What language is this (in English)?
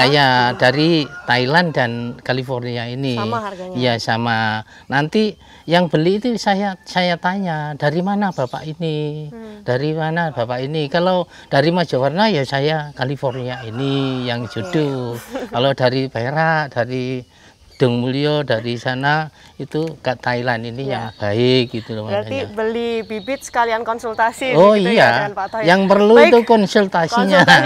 Indonesian